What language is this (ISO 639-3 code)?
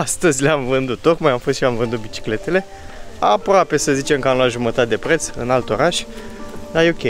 ron